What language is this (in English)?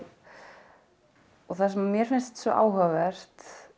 Icelandic